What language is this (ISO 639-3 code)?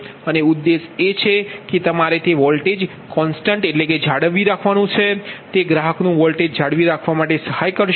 guj